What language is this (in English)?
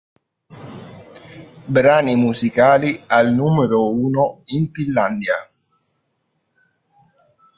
Italian